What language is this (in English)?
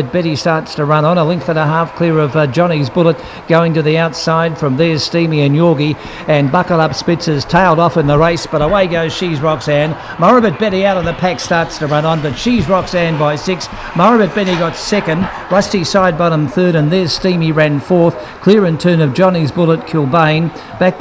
English